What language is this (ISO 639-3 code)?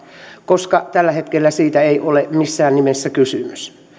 fin